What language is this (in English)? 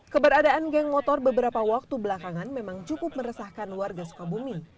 Indonesian